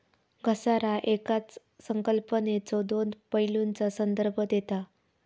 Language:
Marathi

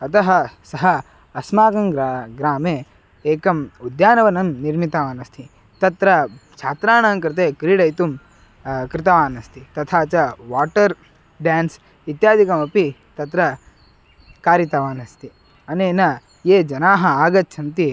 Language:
Sanskrit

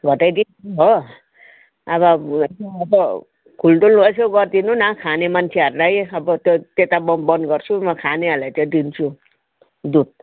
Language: Nepali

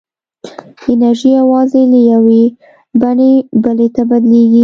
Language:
Pashto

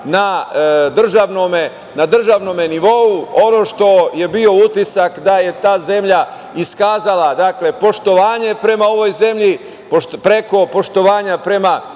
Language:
Serbian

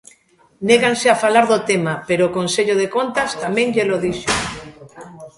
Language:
Galician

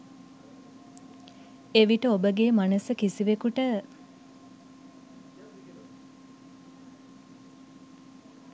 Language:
Sinhala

